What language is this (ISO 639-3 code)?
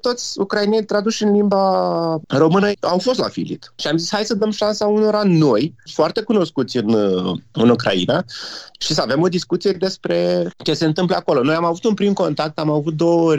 ron